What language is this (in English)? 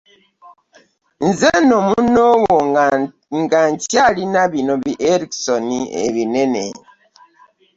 Ganda